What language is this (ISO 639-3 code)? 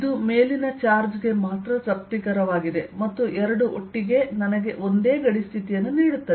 kan